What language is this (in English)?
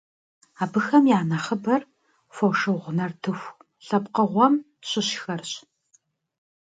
Kabardian